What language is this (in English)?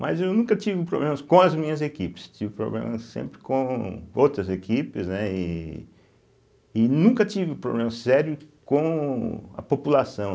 Portuguese